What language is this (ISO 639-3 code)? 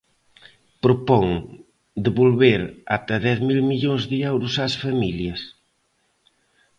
glg